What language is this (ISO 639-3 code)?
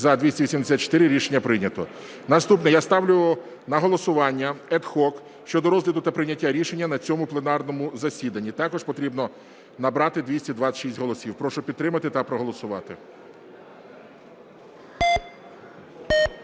ukr